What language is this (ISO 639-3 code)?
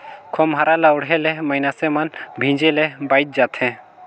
hne